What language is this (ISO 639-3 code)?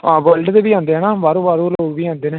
doi